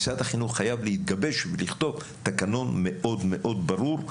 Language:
Hebrew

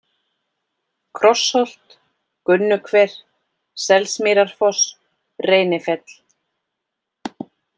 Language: Icelandic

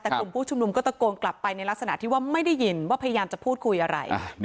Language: Thai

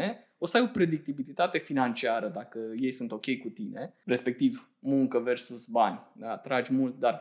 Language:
Romanian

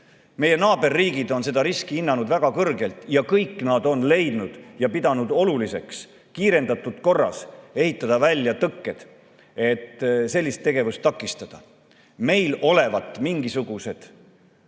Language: Estonian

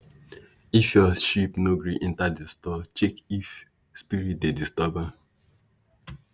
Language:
Nigerian Pidgin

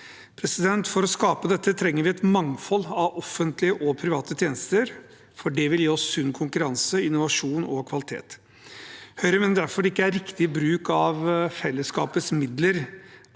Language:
Norwegian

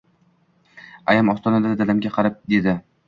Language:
Uzbek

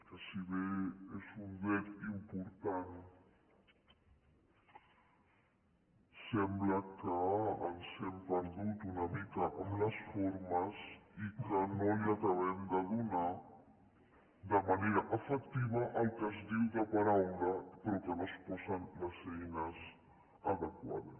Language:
Catalan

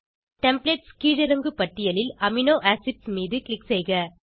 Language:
Tamil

